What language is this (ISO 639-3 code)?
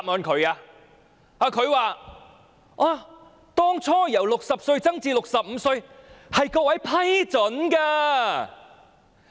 yue